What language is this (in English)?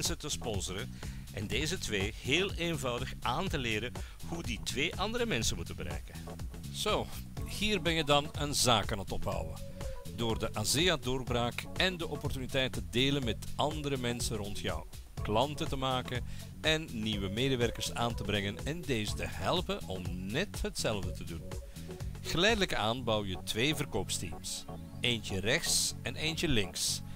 Dutch